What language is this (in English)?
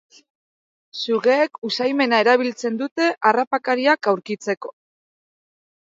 Basque